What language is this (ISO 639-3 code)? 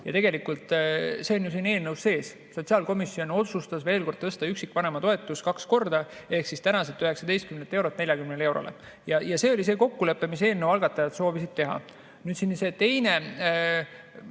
est